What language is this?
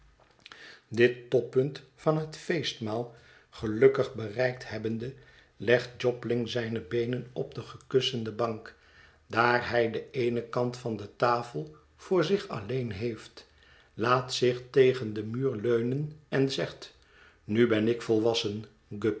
Dutch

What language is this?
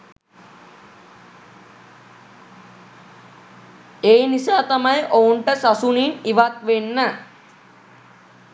Sinhala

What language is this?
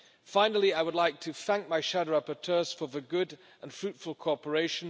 English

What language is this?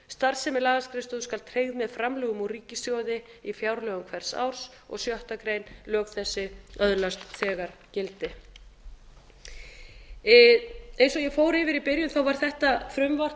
Icelandic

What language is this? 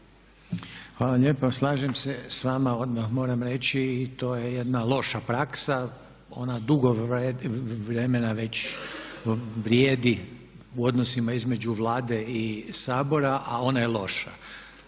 Croatian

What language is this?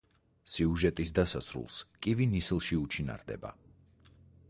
Georgian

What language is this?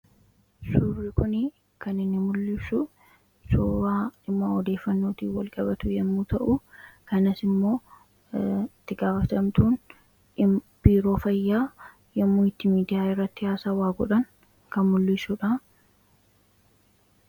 Oromo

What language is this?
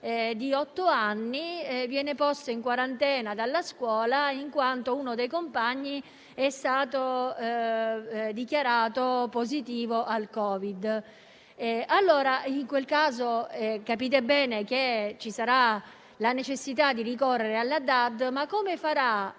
Italian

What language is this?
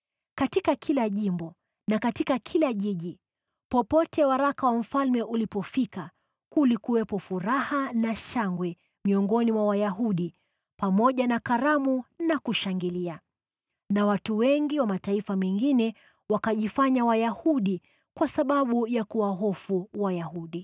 Swahili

